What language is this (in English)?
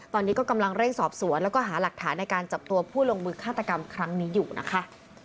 Thai